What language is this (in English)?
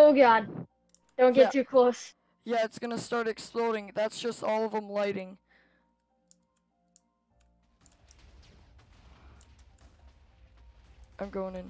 English